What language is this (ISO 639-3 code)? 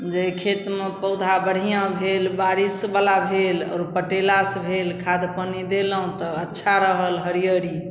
mai